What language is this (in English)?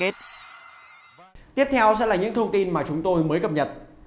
Vietnamese